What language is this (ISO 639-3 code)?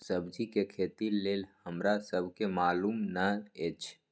mai